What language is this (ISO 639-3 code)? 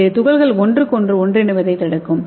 tam